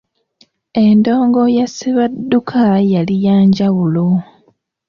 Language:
Ganda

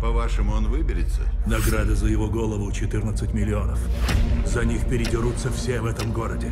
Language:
Russian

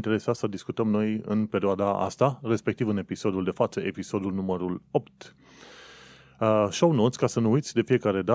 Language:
Romanian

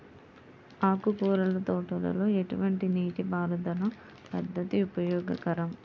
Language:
Telugu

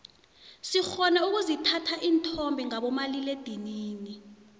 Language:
South Ndebele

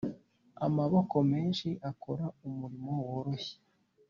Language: Kinyarwanda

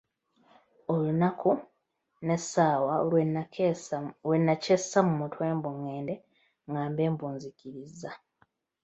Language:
Ganda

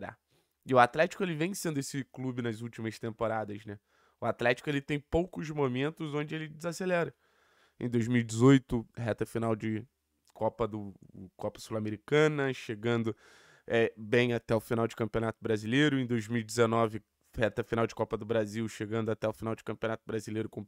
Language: Portuguese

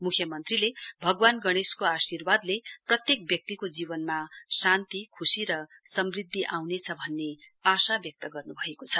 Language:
Nepali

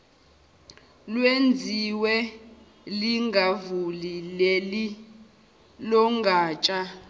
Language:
Zulu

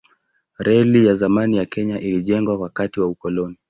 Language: Swahili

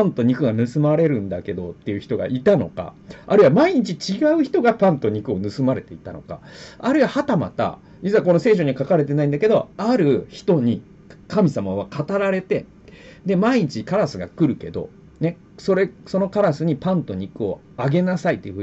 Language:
Japanese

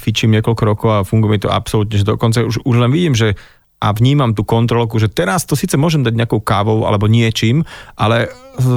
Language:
Slovak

